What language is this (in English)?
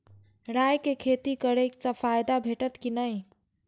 Maithili